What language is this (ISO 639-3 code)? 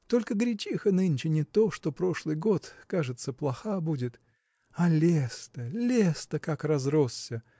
rus